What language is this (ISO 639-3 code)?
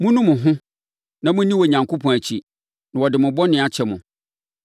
aka